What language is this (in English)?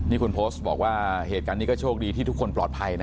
Thai